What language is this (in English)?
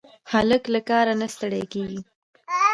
Pashto